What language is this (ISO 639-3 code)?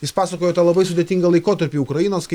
lit